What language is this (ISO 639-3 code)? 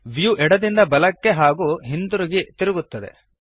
kan